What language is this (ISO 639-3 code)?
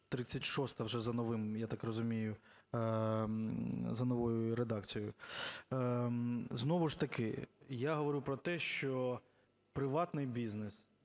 ukr